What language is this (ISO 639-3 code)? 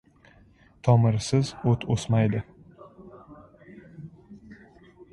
uzb